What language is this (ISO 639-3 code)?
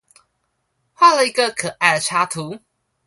zho